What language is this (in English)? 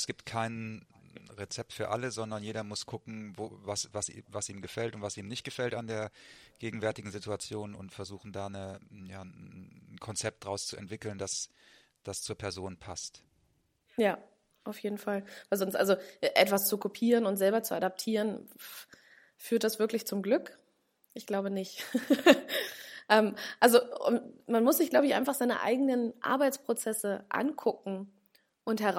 German